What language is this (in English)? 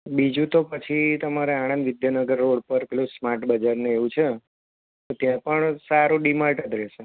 Gujarati